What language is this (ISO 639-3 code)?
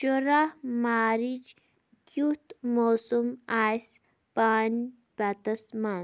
kas